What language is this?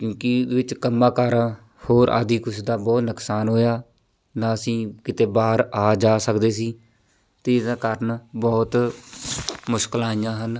Punjabi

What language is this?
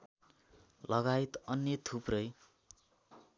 Nepali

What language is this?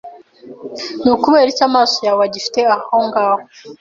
Kinyarwanda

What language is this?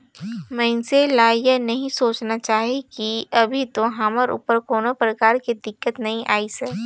Chhattisgarhi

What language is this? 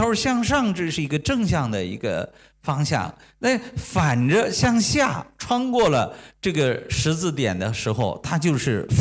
Chinese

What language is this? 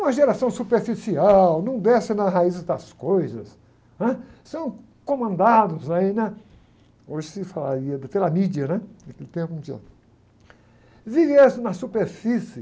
Portuguese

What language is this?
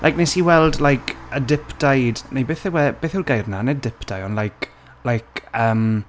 Welsh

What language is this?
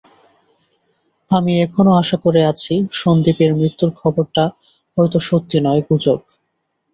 Bangla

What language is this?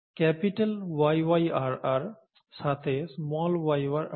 Bangla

